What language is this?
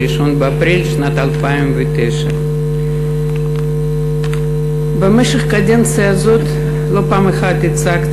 Hebrew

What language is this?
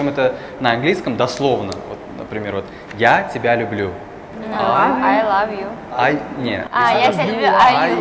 Russian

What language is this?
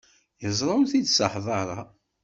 Kabyle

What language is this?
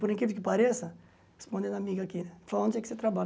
Portuguese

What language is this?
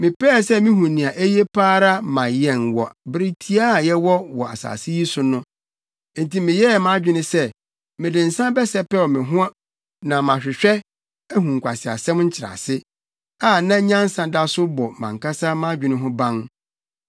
Akan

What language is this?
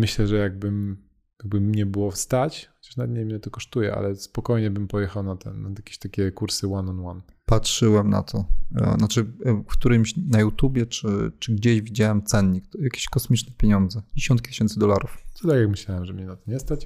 Polish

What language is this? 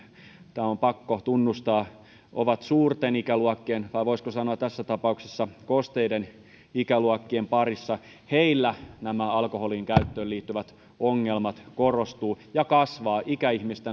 Finnish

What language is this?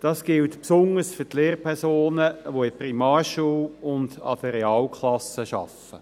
Swiss German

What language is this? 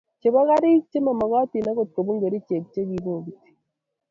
Kalenjin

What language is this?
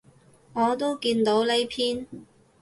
Cantonese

